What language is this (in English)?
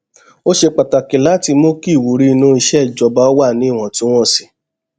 Yoruba